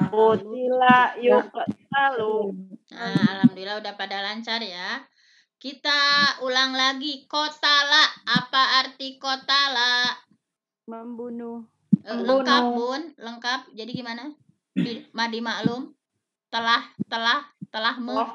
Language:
Indonesian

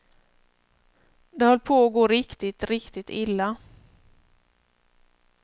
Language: Swedish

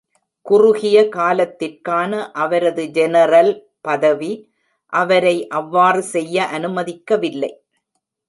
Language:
Tamil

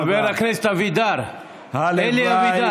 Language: Hebrew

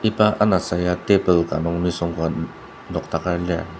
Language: Ao Naga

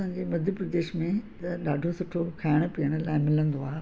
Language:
Sindhi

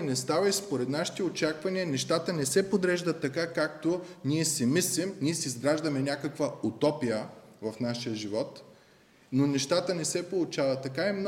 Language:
Bulgarian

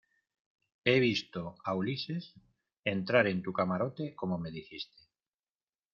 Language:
Spanish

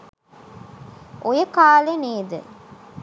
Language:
Sinhala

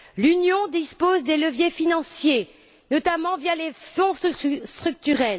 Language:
French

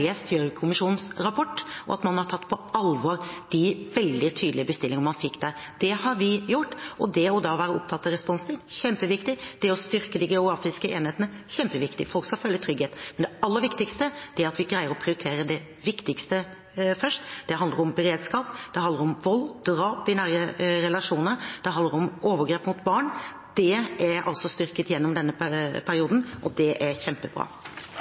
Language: Norwegian Bokmål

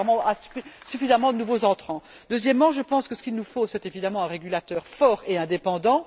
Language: French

